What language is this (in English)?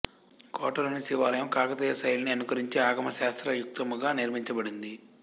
Telugu